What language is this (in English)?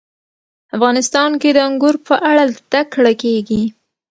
Pashto